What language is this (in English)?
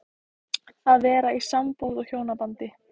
Icelandic